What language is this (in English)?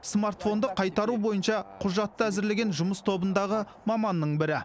Kazakh